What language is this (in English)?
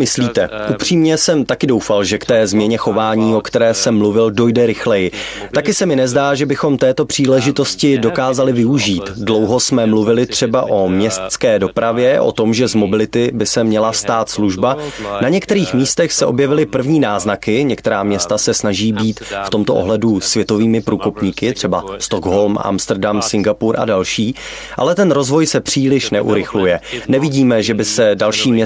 Czech